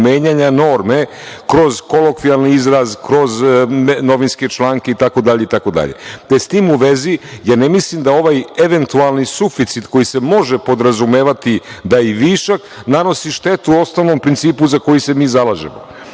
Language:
Serbian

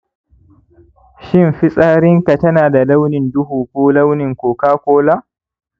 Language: Hausa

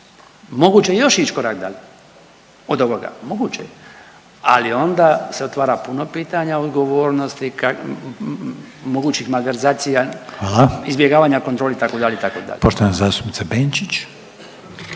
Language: Croatian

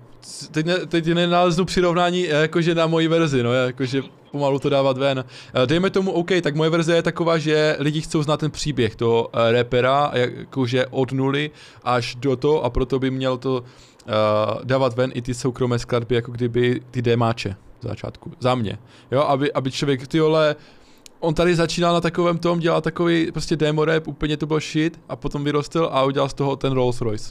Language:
Czech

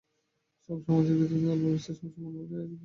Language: Bangla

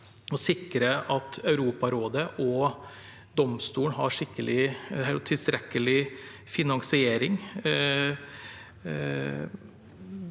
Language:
Norwegian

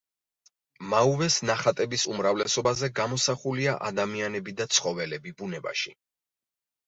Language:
Georgian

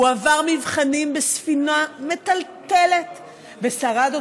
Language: Hebrew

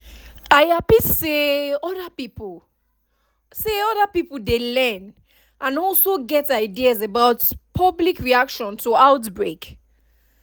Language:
Nigerian Pidgin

